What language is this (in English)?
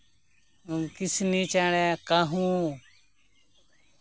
Santali